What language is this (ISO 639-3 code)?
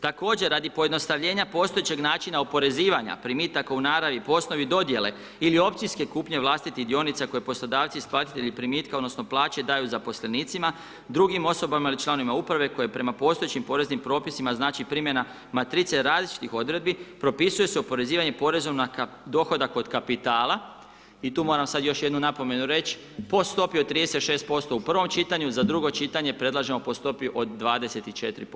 hrv